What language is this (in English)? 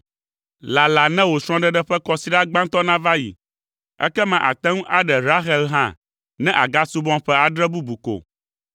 Ewe